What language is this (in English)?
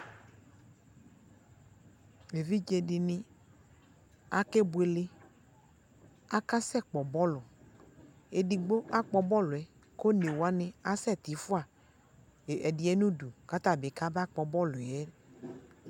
Ikposo